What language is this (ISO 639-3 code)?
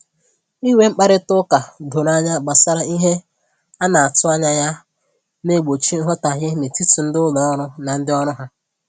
ibo